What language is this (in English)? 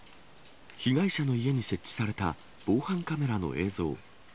Japanese